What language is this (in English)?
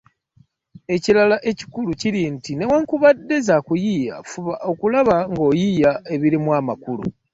Ganda